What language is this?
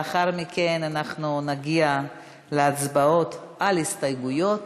Hebrew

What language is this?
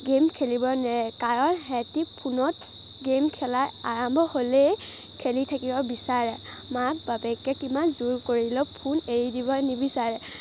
Assamese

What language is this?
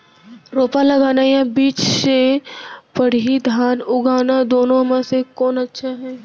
Chhattisgarhi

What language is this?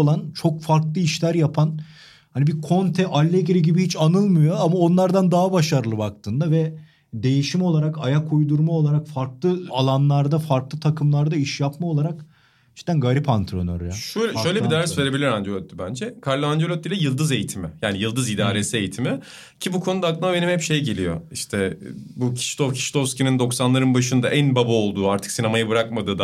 Turkish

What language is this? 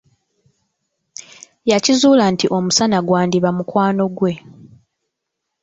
Ganda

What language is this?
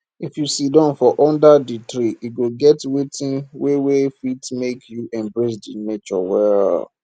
Nigerian Pidgin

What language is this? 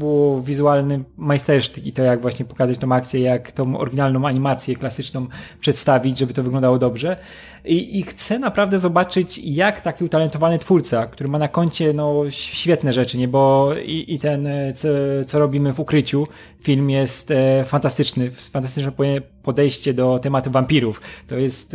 Polish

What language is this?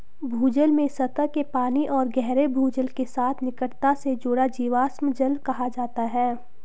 Hindi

